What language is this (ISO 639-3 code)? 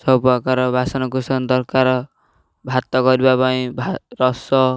ori